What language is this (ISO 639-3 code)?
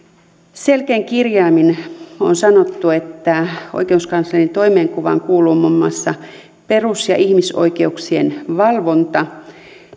fin